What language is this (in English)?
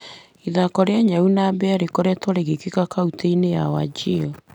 Kikuyu